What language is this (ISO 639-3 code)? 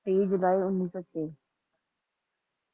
pan